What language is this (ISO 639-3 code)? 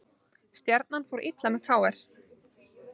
isl